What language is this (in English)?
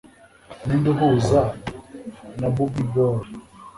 Kinyarwanda